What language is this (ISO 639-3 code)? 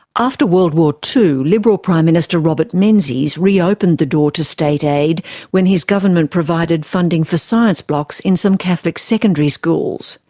eng